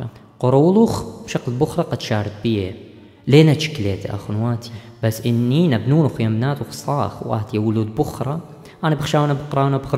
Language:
Arabic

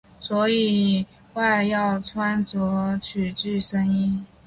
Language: Chinese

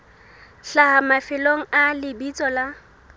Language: Southern Sotho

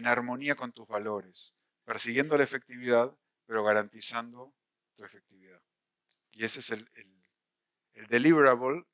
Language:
Spanish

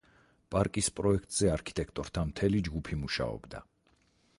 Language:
Georgian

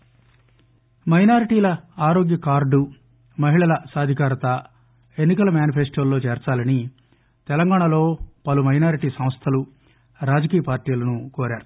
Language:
Telugu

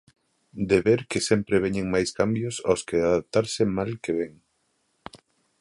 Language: Galician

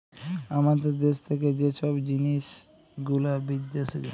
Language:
Bangla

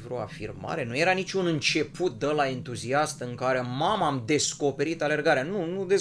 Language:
Romanian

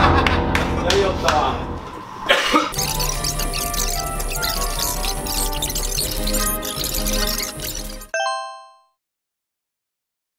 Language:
Japanese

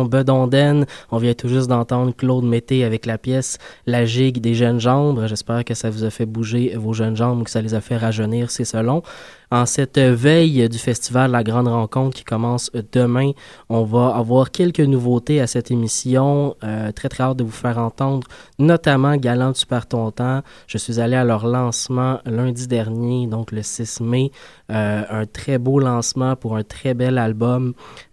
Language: French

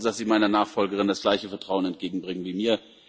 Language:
German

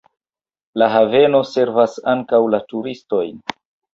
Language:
Esperanto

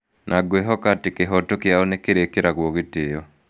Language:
Kikuyu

